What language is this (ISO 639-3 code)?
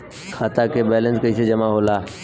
bho